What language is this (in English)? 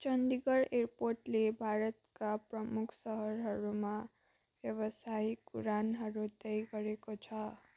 Nepali